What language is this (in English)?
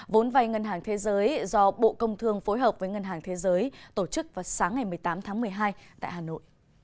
Vietnamese